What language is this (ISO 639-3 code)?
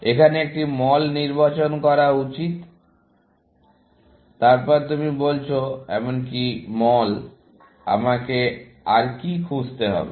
ben